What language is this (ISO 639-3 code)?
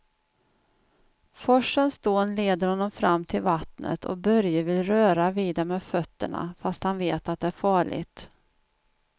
swe